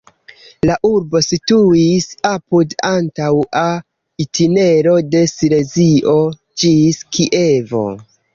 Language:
Esperanto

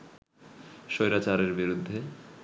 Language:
Bangla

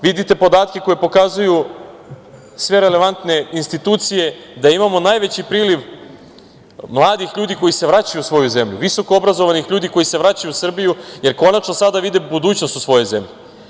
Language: Serbian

